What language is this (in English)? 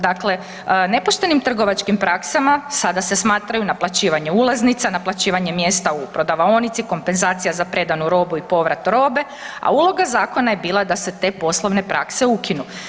Croatian